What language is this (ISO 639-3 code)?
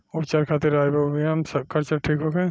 bho